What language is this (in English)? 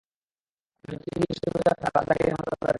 Bangla